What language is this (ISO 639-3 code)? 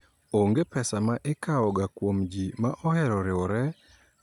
luo